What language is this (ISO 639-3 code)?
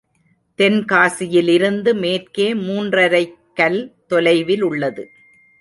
tam